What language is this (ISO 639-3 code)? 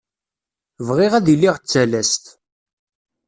kab